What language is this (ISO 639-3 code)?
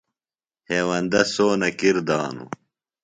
phl